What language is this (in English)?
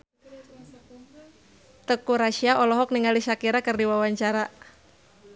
Sundanese